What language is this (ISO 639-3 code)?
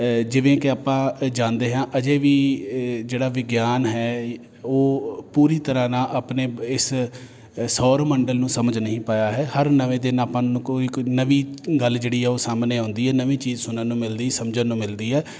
pan